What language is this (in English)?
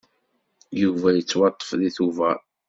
Kabyle